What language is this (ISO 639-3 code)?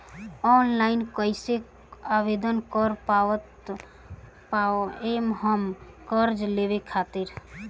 bho